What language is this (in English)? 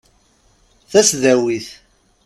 Kabyle